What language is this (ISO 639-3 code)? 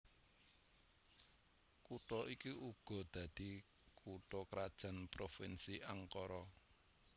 jav